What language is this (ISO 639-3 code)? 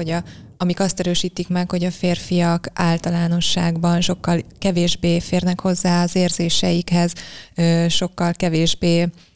hun